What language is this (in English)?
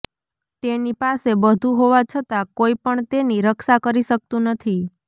Gujarati